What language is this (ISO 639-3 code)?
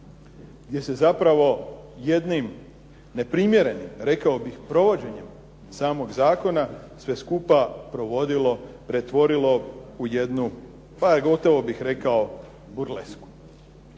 hrv